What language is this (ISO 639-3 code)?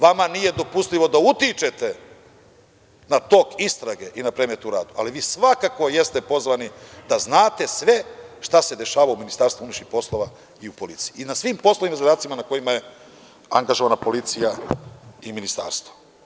srp